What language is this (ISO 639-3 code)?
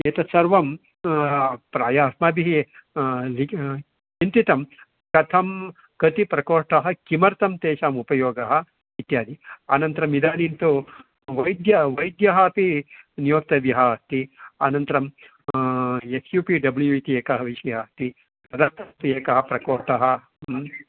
san